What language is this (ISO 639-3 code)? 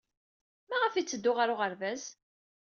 kab